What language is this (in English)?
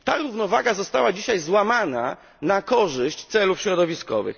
Polish